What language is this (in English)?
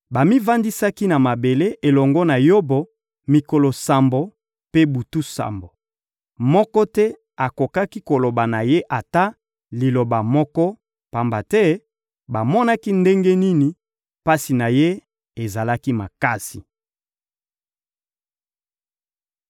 Lingala